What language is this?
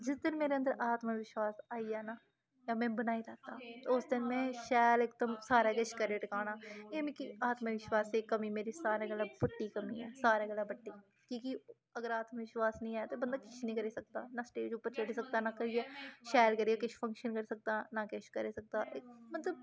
Dogri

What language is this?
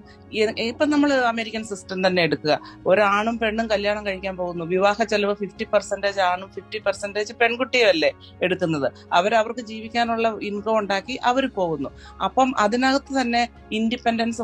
Malayalam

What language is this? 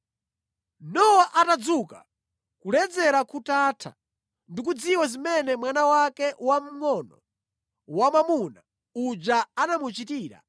Nyanja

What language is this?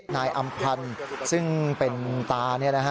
Thai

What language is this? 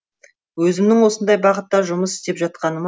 Kazakh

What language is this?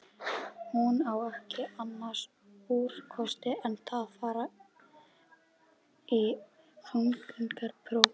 Icelandic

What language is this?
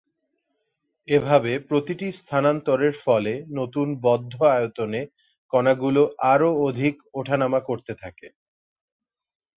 Bangla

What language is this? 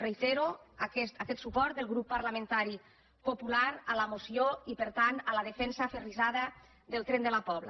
Catalan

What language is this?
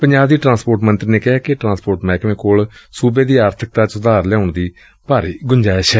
Punjabi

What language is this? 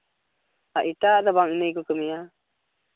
Santali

